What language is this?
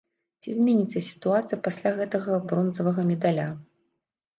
Belarusian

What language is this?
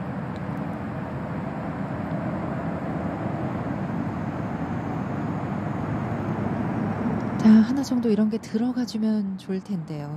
Korean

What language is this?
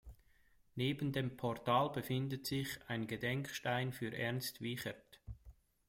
German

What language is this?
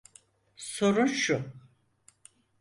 Turkish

